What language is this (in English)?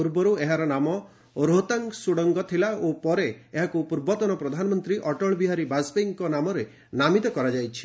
Odia